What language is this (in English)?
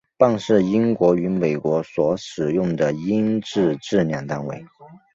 Chinese